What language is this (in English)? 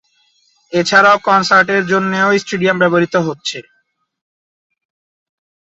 Bangla